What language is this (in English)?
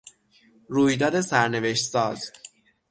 Persian